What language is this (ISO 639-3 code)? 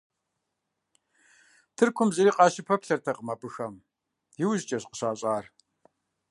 kbd